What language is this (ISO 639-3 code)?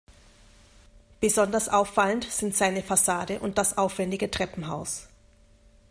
deu